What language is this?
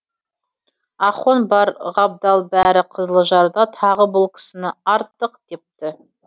Kazakh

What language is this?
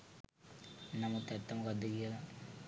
Sinhala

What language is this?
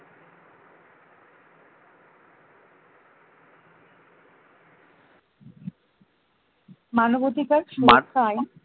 Bangla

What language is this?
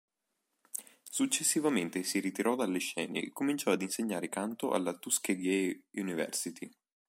Italian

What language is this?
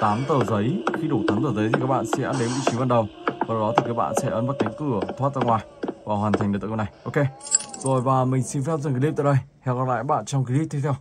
Vietnamese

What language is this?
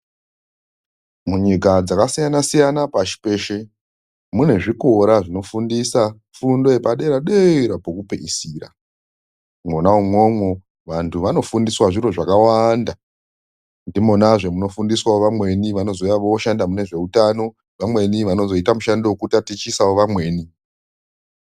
Ndau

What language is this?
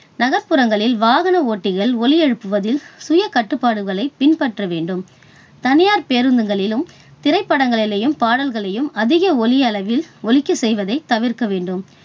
Tamil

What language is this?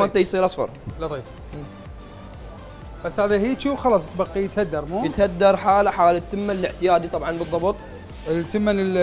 Arabic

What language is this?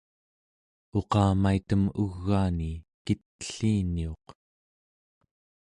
Central Yupik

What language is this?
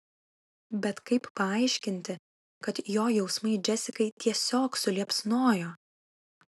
Lithuanian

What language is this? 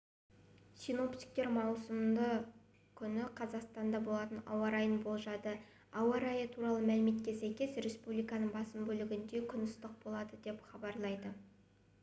Kazakh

